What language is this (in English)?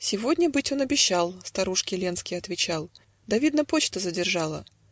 Russian